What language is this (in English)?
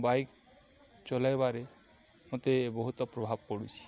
Odia